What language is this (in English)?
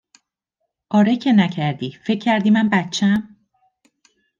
Persian